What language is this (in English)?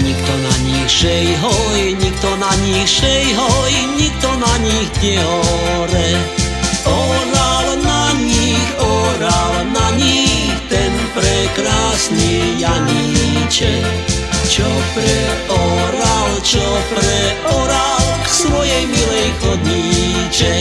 Slovak